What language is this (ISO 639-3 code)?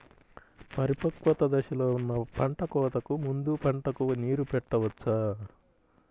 tel